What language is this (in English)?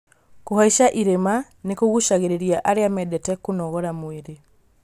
Kikuyu